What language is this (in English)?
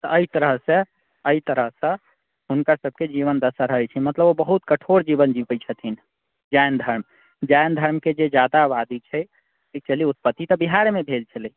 Maithili